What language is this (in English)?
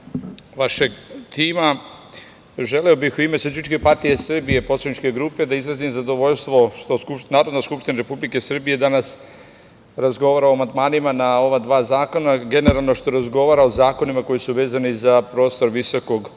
Serbian